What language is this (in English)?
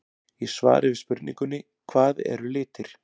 Icelandic